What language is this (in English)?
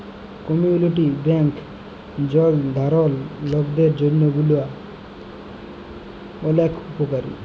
Bangla